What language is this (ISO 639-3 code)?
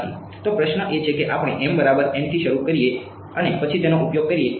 guj